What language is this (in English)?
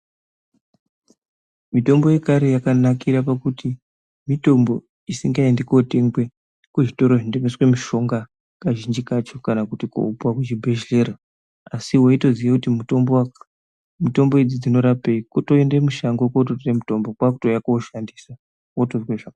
Ndau